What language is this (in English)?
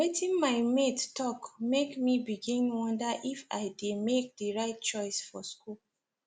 Nigerian Pidgin